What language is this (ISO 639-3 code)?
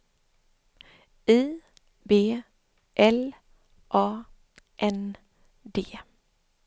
swe